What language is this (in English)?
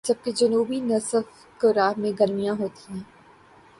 Urdu